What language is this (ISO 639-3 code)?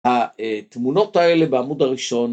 heb